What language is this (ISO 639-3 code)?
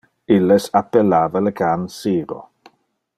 ina